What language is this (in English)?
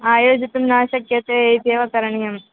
Sanskrit